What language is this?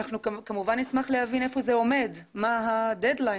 Hebrew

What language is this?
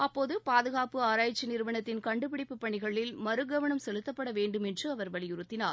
Tamil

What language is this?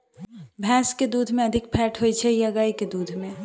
Maithili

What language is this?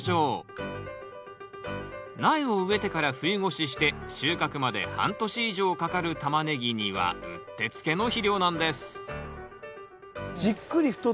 Japanese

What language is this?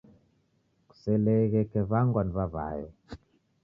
Taita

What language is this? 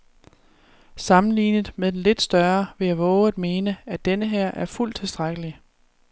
Danish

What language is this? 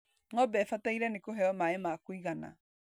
Kikuyu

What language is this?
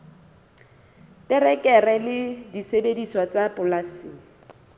Southern Sotho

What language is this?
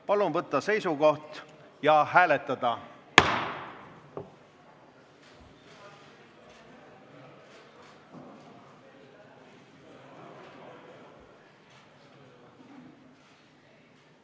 Estonian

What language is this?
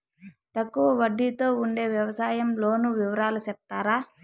Telugu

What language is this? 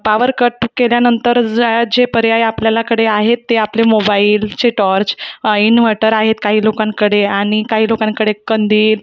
Marathi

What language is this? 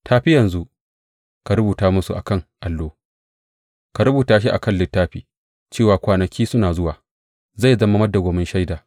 Hausa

